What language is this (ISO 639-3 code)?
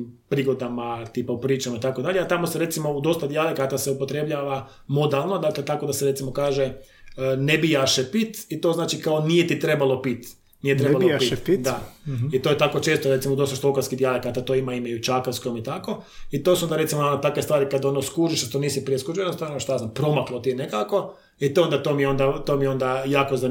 hrv